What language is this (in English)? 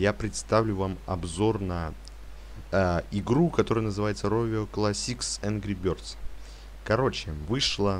Russian